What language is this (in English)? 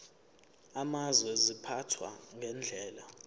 Zulu